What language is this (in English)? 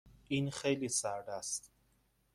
Persian